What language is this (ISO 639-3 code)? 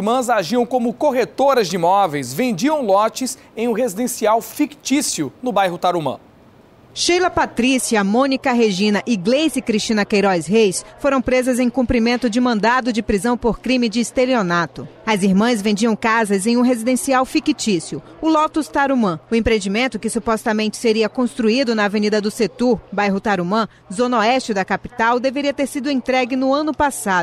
por